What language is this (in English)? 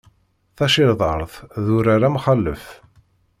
Kabyle